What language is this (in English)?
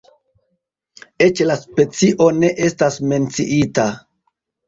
Esperanto